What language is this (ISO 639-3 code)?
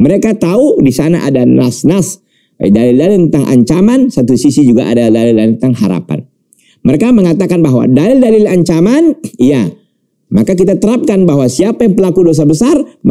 ind